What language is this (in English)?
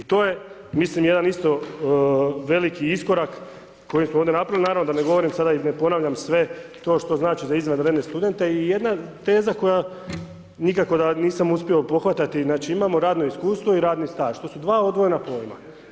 Croatian